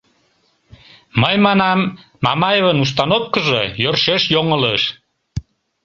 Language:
Mari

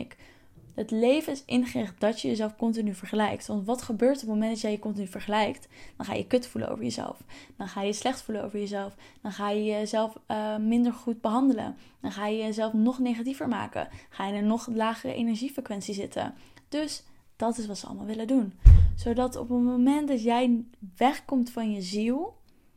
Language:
Dutch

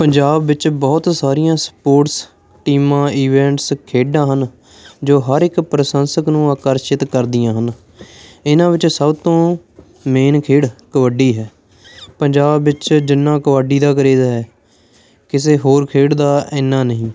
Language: Punjabi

